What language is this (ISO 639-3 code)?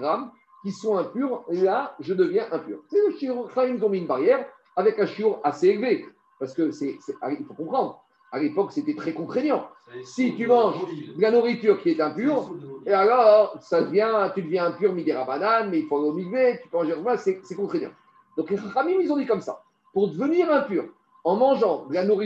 fra